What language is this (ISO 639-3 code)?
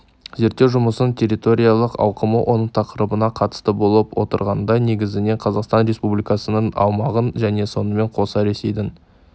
kaz